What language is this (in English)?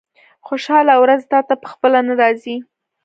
Pashto